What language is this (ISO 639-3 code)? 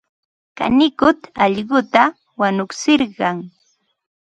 qva